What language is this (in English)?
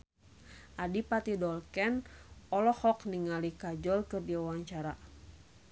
Sundanese